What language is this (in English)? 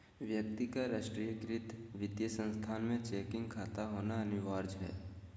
Magahi